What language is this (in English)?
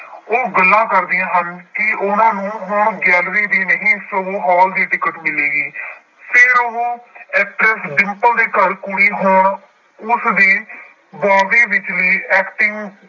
Punjabi